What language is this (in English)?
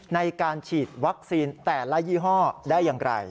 Thai